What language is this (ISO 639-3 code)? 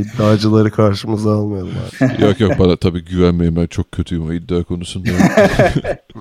tur